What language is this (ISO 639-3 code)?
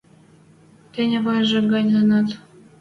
mrj